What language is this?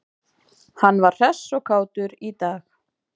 Icelandic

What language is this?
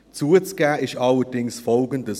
Swiss German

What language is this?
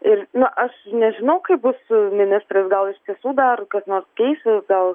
Lithuanian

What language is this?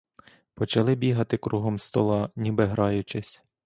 Ukrainian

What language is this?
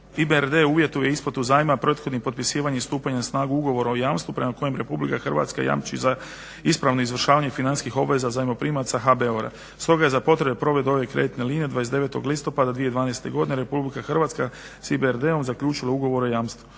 Croatian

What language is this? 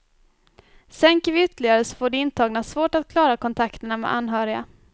Swedish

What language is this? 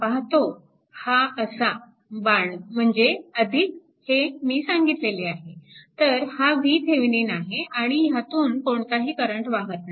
Marathi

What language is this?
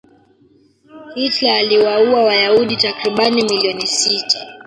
Swahili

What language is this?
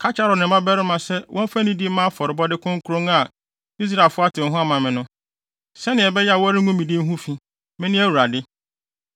Akan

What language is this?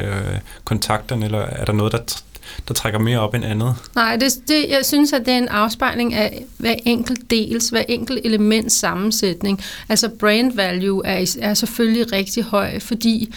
Danish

